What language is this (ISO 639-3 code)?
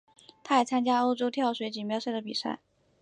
zho